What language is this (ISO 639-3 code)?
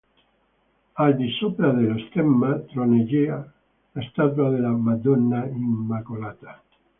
ita